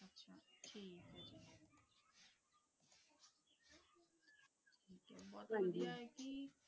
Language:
Punjabi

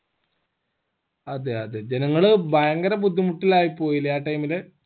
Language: Malayalam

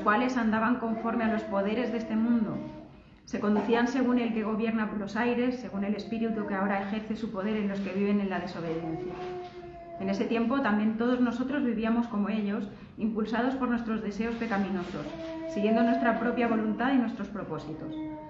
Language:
Spanish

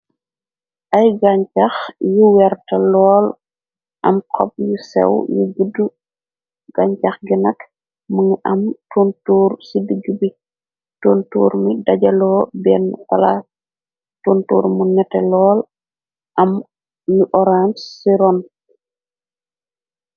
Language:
Wolof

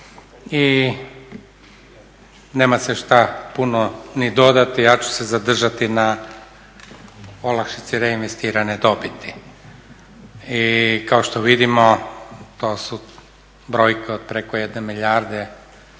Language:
Croatian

